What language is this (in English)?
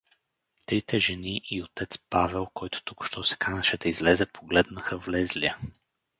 Bulgarian